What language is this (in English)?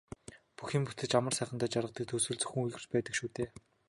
Mongolian